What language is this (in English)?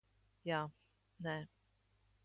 Latvian